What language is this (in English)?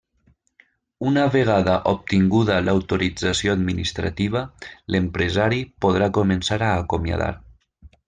Catalan